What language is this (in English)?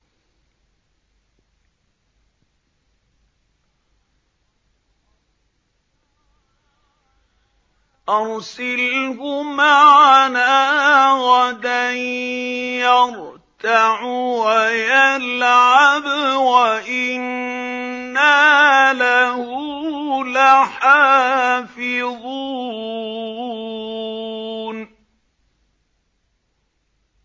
Arabic